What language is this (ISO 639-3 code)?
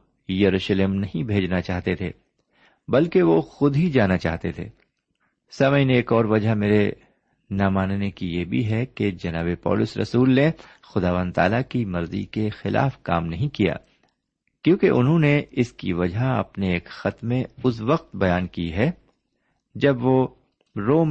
urd